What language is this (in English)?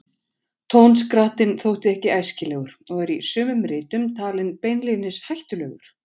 Icelandic